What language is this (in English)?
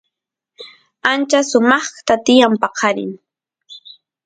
Santiago del Estero Quichua